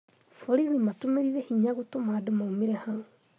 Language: Kikuyu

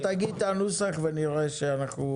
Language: Hebrew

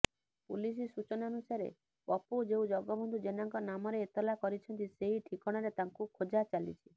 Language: Odia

